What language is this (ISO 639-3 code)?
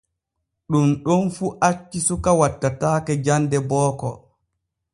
fue